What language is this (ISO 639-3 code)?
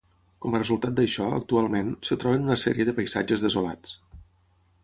cat